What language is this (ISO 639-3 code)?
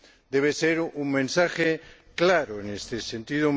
spa